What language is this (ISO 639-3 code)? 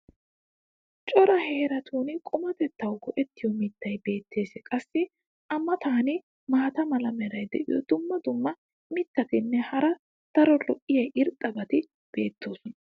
wal